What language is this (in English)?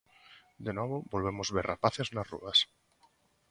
Galician